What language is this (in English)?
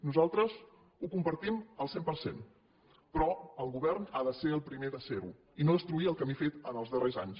Catalan